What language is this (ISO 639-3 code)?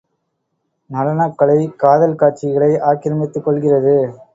tam